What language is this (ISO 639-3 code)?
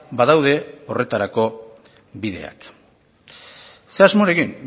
eus